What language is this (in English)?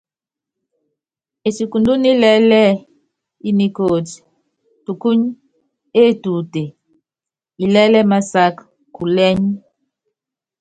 Yangben